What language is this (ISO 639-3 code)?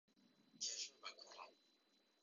ckb